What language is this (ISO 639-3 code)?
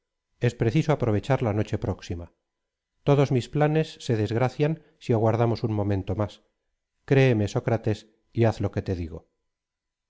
spa